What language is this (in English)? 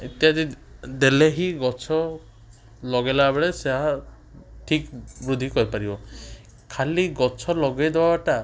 Odia